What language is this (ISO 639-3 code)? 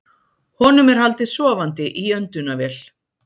isl